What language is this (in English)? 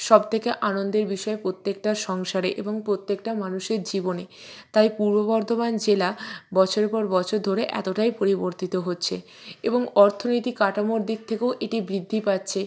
Bangla